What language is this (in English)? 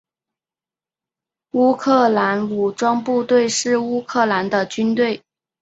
Chinese